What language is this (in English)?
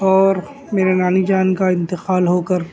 Urdu